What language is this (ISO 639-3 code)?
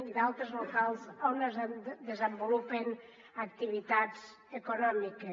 cat